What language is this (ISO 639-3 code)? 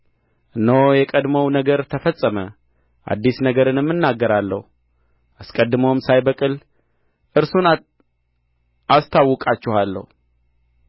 amh